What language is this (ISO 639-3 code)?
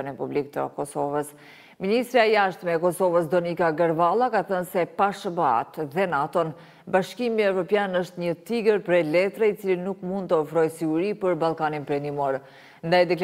ron